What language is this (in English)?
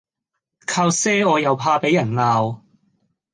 Cantonese